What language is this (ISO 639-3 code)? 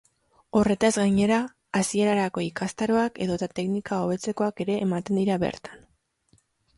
eus